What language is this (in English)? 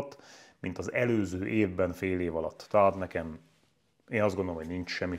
Hungarian